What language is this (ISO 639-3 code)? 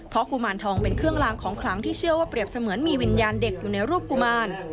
tha